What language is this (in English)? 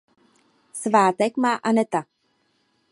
Czech